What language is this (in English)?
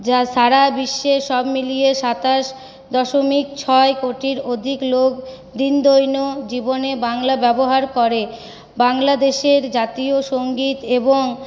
Bangla